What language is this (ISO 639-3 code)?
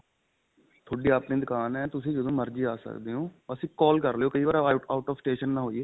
pan